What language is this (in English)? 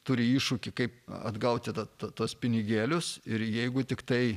Lithuanian